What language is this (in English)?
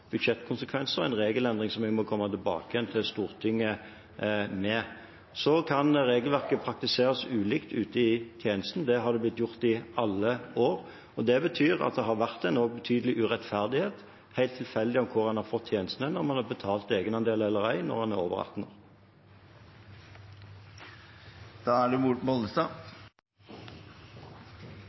Norwegian